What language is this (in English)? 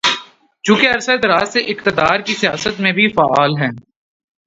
Urdu